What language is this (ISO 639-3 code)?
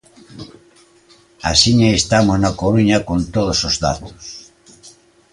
glg